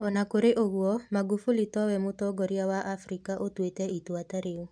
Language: Kikuyu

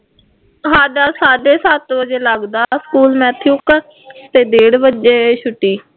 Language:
Punjabi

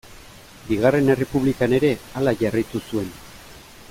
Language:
Basque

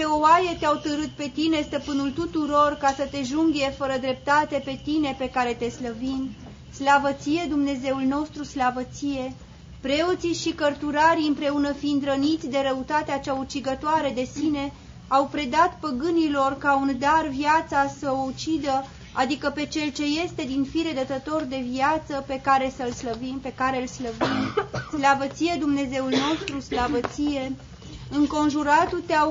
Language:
Romanian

